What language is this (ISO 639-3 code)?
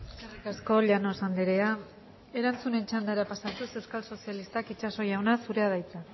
eus